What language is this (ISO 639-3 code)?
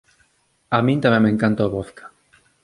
glg